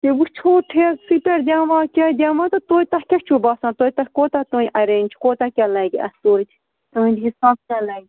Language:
Kashmiri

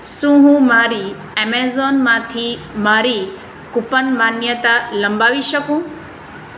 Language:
Gujarati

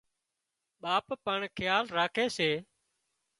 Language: Wadiyara Koli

